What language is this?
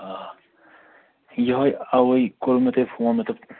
Kashmiri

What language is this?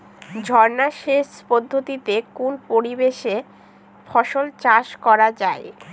Bangla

